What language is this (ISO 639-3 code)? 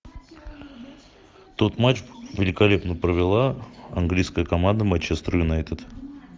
rus